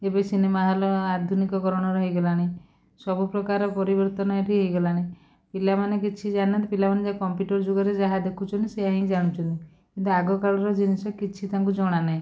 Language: Odia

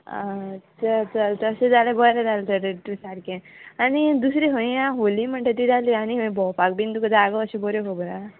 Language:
Konkani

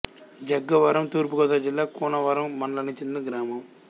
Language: Telugu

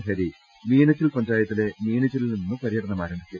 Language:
Malayalam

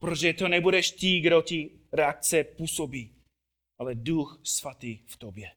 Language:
Czech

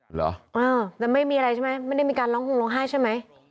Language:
Thai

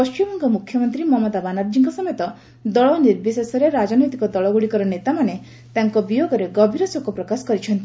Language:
Odia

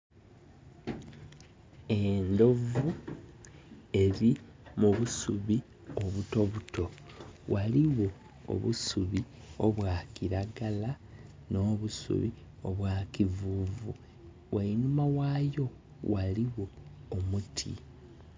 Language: Soga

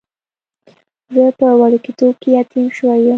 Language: Pashto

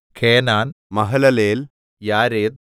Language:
Malayalam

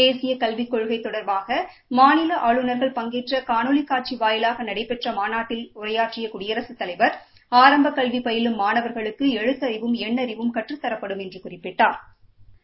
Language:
Tamil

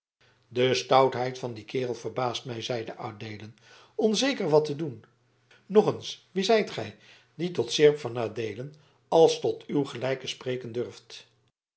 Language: Dutch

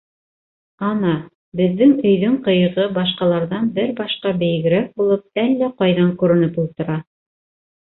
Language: Bashkir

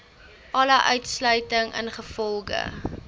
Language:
Afrikaans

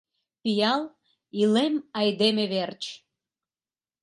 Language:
Mari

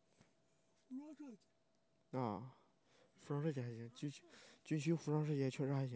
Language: Chinese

